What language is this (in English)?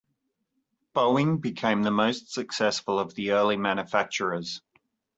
English